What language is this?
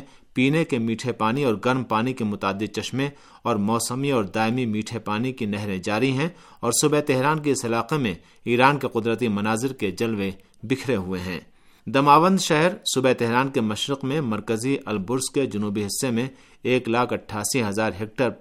Urdu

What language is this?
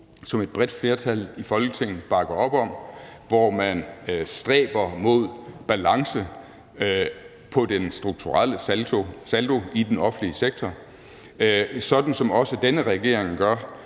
Danish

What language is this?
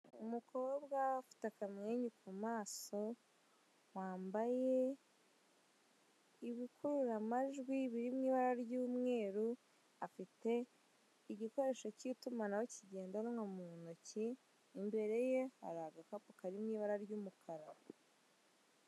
Kinyarwanda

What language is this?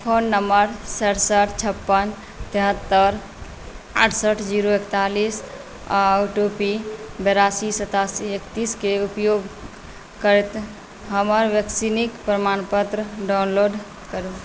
Maithili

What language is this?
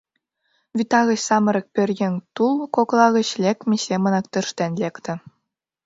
Mari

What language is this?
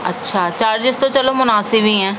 Urdu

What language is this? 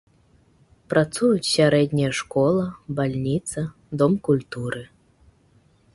Belarusian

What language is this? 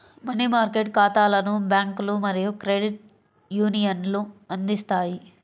Telugu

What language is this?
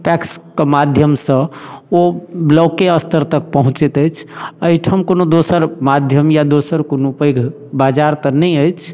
Maithili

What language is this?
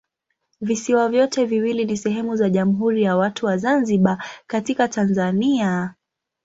Swahili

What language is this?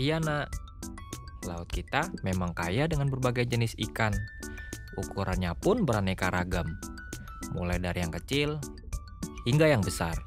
Indonesian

